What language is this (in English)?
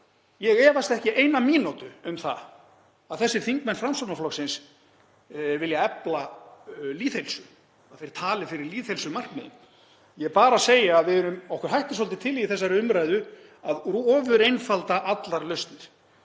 Icelandic